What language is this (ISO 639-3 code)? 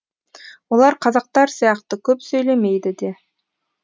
kaz